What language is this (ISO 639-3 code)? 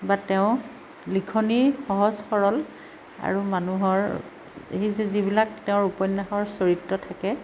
asm